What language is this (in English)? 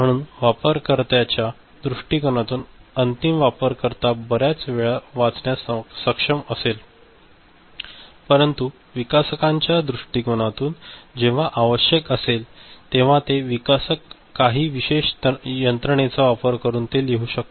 Marathi